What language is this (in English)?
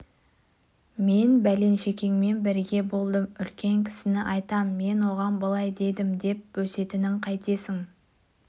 Kazakh